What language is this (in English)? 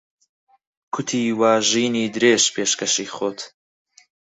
Central Kurdish